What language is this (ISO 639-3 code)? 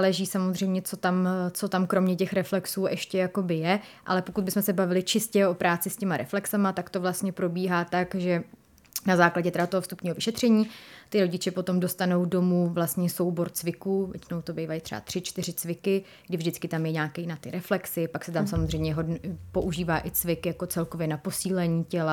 ces